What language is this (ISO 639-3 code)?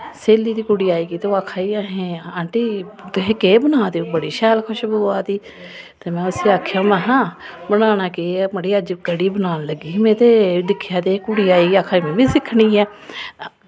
doi